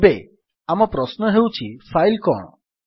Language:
Odia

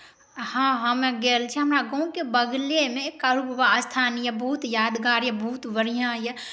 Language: Maithili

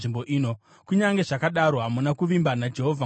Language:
Shona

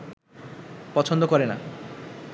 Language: Bangla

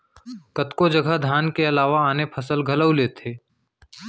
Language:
Chhattisgarhi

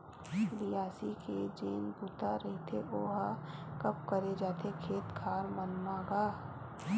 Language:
Chhattisgarhi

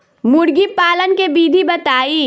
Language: Bhojpuri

